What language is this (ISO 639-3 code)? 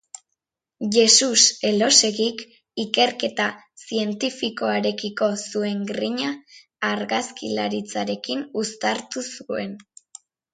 eus